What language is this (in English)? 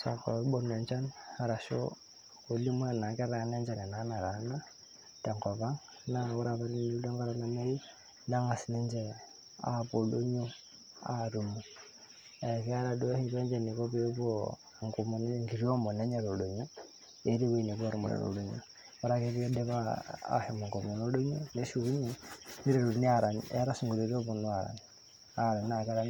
Masai